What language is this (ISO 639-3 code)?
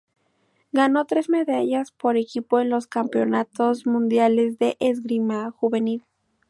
spa